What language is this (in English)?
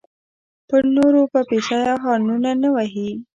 Pashto